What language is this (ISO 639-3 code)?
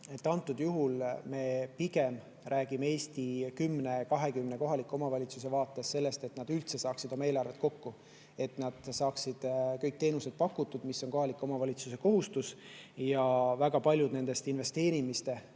est